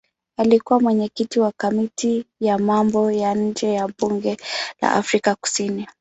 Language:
Swahili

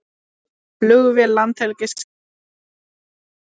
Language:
Icelandic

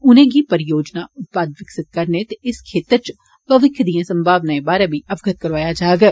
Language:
Dogri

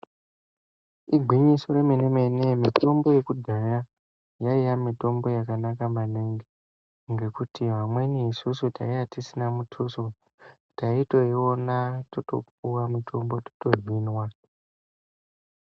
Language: Ndau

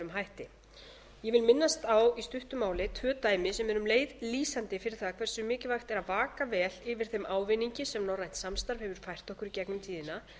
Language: Icelandic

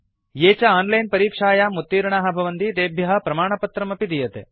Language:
Sanskrit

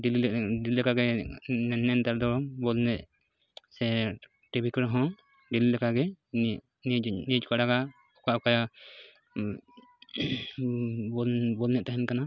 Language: Santali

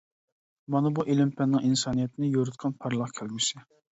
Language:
Uyghur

